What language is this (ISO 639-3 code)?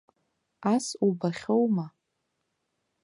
abk